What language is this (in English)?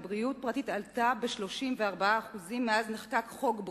Hebrew